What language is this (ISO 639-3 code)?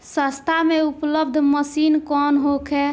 bho